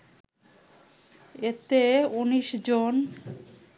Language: Bangla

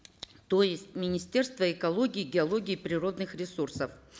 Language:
Kazakh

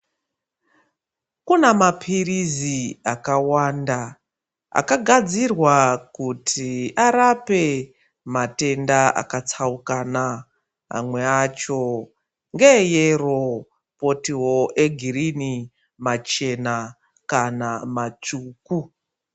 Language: Ndau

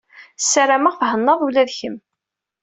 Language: Kabyle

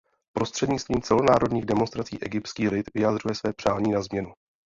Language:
Czech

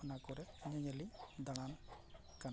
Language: Santali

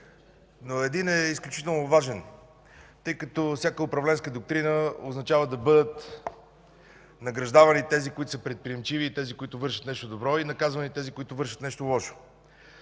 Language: Bulgarian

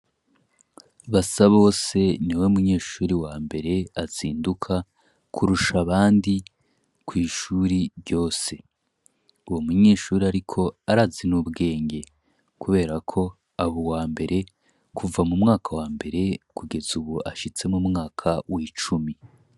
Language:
Rundi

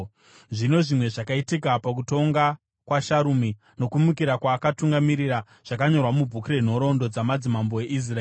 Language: Shona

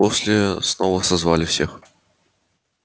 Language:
Russian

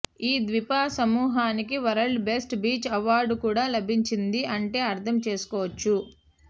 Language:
Telugu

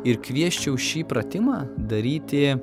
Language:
Lithuanian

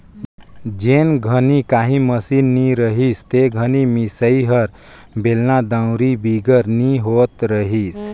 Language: Chhattisgarhi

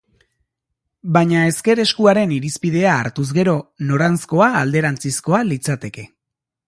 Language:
Basque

